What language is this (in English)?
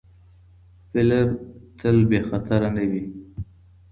Pashto